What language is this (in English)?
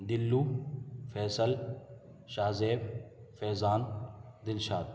Urdu